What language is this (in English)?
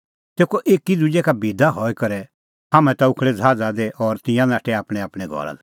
Kullu Pahari